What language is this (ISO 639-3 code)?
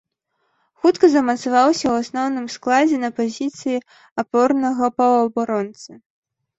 bel